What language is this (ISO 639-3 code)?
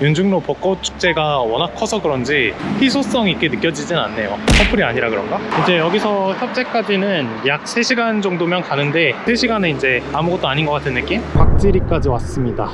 kor